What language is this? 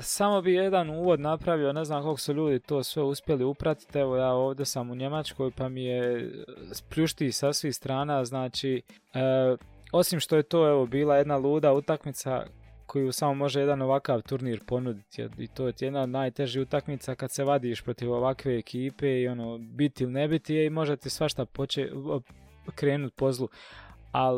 Croatian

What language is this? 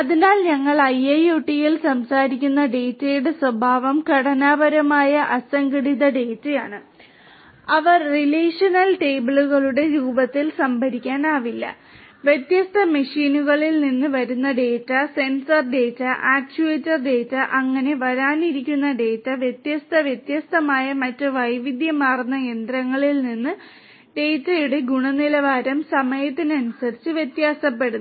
Malayalam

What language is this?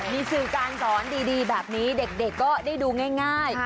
Thai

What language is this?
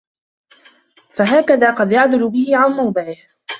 Arabic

